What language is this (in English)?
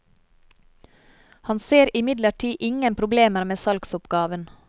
Norwegian